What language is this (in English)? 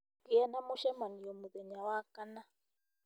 Kikuyu